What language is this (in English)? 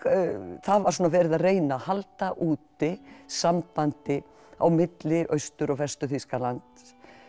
Icelandic